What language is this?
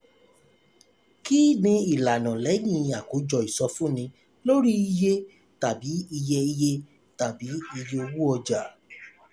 Yoruba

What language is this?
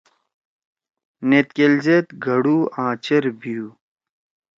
Torwali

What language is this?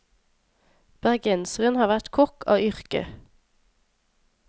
Norwegian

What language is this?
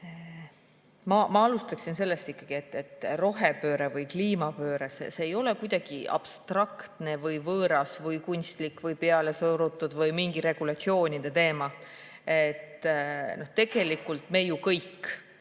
Estonian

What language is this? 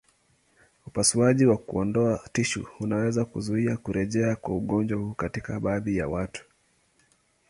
Swahili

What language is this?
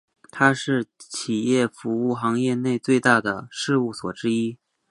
Chinese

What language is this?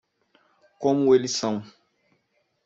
Portuguese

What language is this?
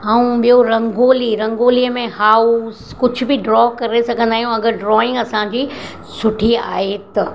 Sindhi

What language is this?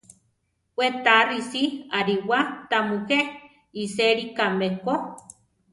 Central Tarahumara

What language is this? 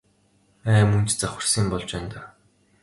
Mongolian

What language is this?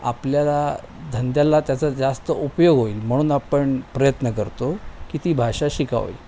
Marathi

